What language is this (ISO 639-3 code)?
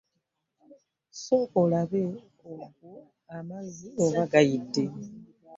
lug